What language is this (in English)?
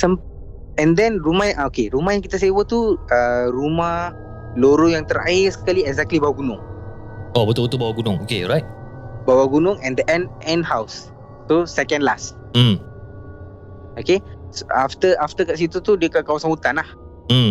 Malay